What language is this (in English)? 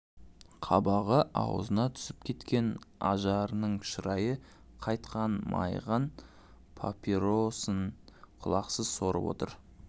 Kazakh